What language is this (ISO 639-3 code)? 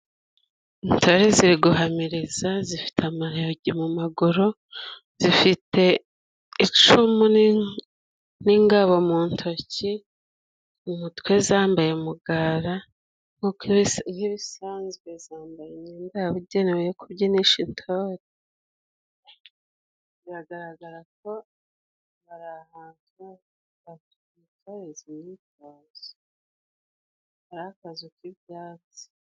kin